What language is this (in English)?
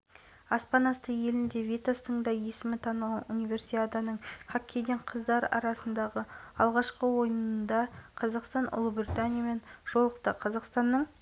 Kazakh